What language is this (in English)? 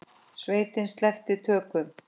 Icelandic